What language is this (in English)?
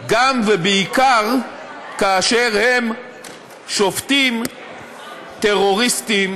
Hebrew